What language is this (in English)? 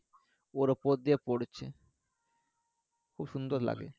Bangla